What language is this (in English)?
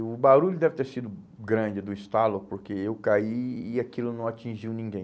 Portuguese